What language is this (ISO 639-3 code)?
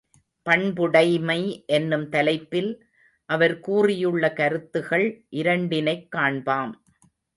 tam